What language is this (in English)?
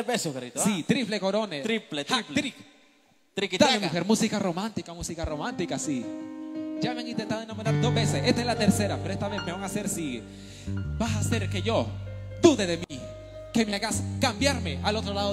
Spanish